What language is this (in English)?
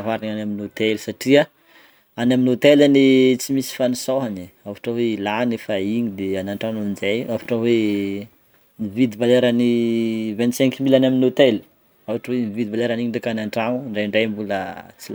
Northern Betsimisaraka Malagasy